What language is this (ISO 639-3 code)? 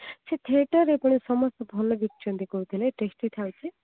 ori